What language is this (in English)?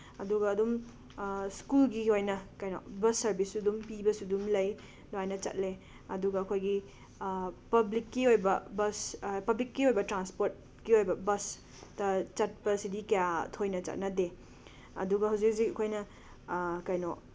Manipuri